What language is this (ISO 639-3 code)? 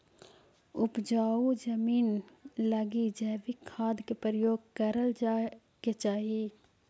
mag